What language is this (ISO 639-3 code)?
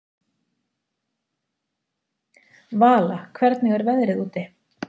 isl